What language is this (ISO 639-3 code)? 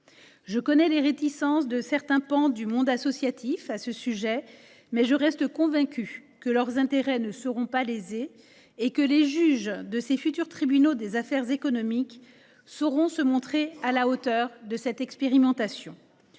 fra